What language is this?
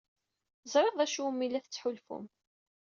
Kabyle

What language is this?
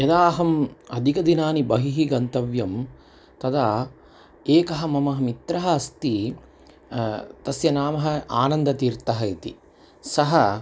Sanskrit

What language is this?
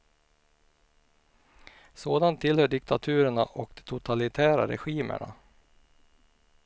Swedish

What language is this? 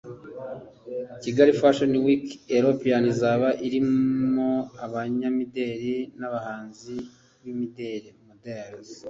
Kinyarwanda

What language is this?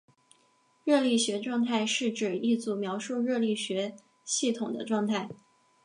Chinese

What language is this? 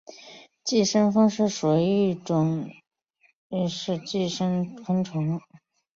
Chinese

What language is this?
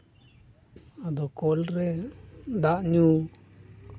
Santali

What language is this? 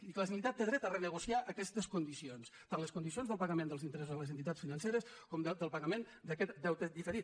Catalan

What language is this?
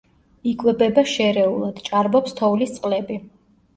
Georgian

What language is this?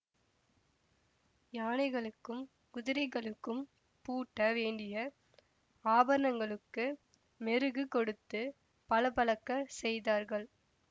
Tamil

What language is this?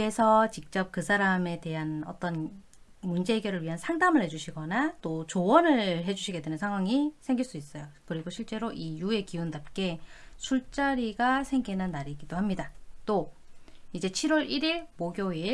Korean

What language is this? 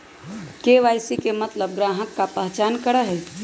Magahi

